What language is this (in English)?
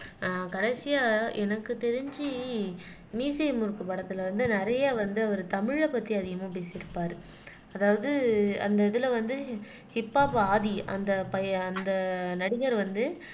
Tamil